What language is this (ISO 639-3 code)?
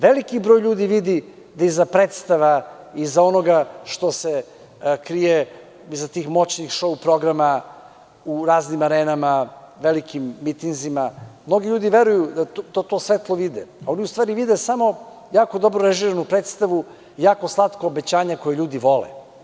srp